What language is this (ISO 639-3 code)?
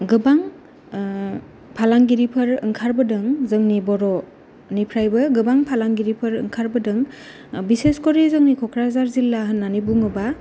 brx